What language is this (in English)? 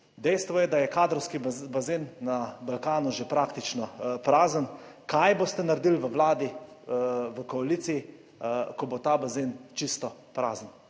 Slovenian